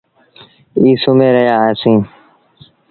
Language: Sindhi Bhil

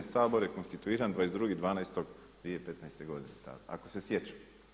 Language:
Croatian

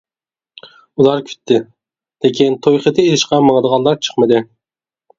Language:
Uyghur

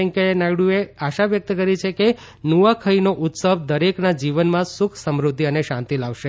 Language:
Gujarati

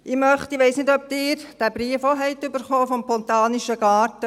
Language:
Swiss German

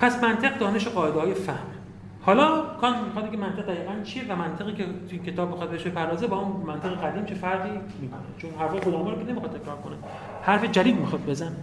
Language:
Persian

